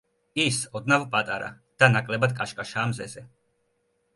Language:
Georgian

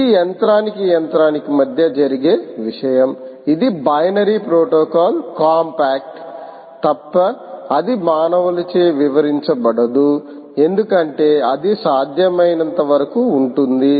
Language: Telugu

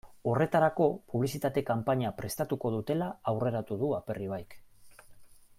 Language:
Basque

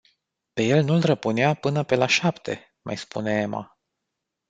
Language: Romanian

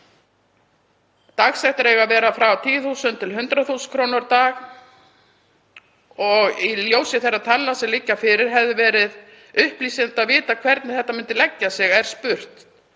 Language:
Icelandic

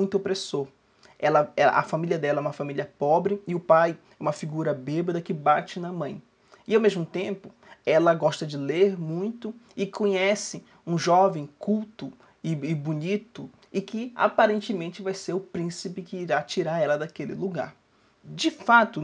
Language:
Portuguese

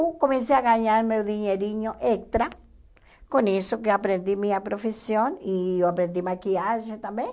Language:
Portuguese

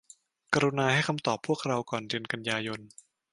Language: Thai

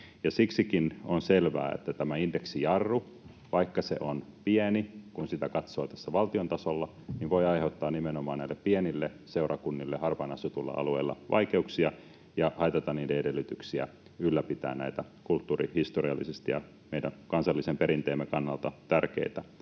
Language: Finnish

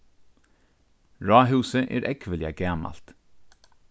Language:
Faroese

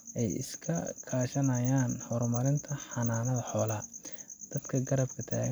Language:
Somali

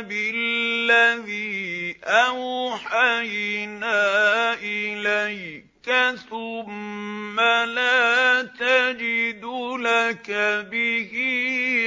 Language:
Arabic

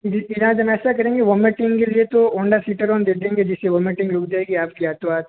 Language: Hindi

